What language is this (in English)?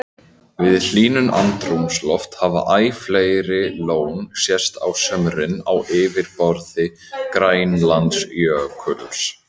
Icelandic